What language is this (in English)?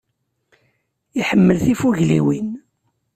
Kabyle